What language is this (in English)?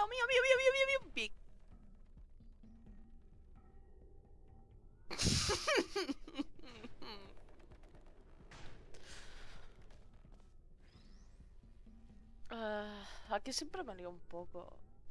Spanish